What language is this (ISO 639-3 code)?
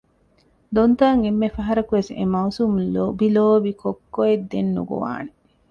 div